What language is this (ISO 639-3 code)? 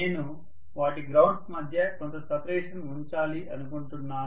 tel